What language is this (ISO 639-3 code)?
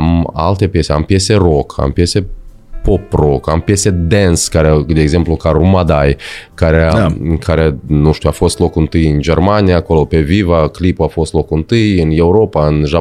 ron